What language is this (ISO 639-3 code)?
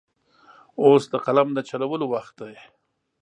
pus